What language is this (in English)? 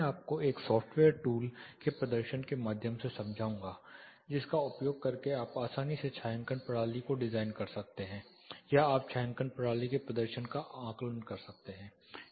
Hindi